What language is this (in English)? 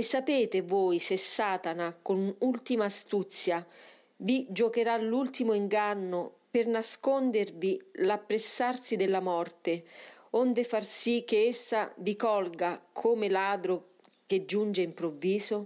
Italian